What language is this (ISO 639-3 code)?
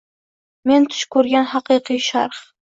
uzb